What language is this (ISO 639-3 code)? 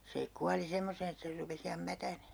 fin